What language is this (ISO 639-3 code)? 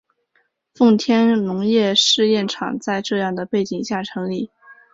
zho